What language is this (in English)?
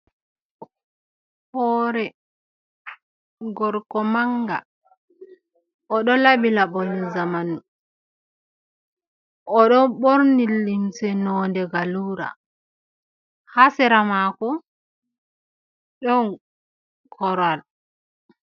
Fula